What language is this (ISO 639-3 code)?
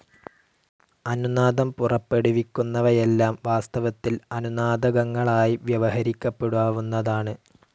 mal